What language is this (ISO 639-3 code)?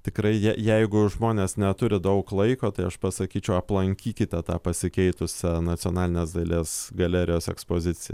lit